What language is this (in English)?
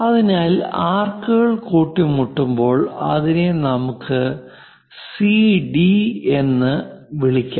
Malayalam